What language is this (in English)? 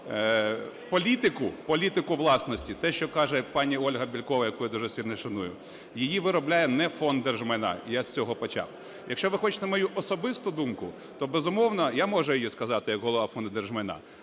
Ukrainian